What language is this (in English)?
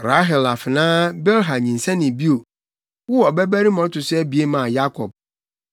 Akan